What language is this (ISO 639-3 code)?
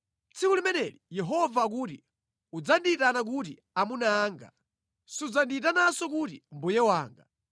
nya